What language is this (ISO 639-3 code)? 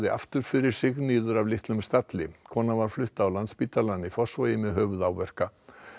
isl